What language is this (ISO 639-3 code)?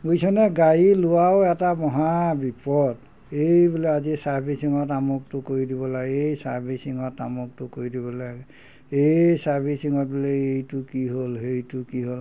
asm